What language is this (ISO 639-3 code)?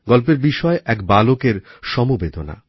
ben